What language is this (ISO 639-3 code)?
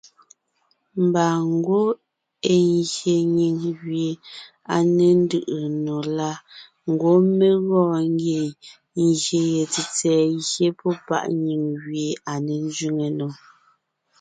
nnh